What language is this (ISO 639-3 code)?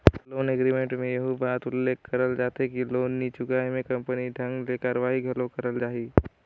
hne